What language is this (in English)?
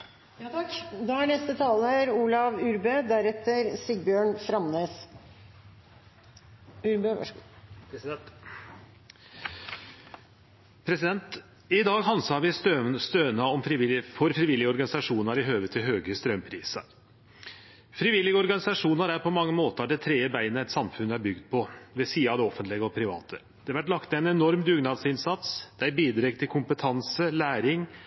Norwegian